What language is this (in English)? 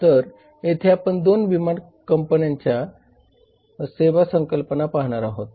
Marathi